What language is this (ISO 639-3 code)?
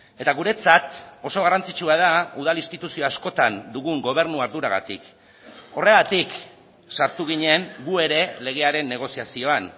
eus